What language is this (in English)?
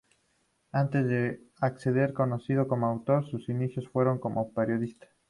Spanish